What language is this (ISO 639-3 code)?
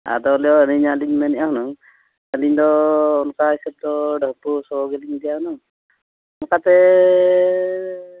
sat